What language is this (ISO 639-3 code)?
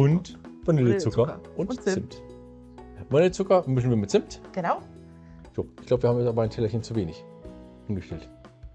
deu